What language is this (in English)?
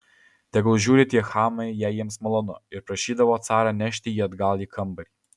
Lithuanian